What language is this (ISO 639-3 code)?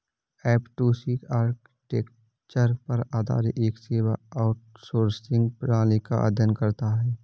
hin